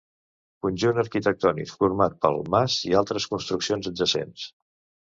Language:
Catalan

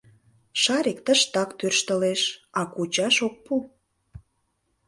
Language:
Mari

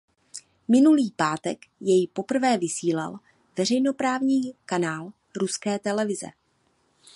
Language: Czech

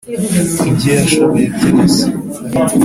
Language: Kinyarwanda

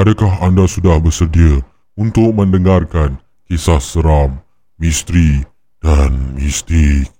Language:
Malay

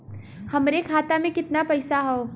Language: Bhojpuri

